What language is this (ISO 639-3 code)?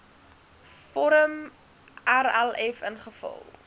afr